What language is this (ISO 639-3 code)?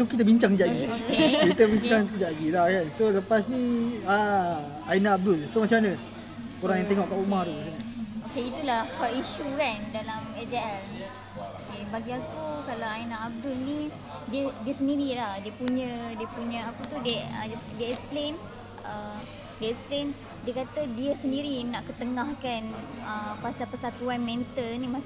msa